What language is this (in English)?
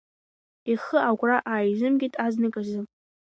Abkhazian